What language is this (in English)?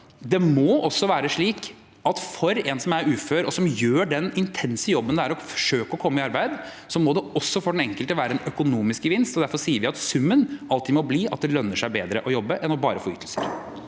Norwegian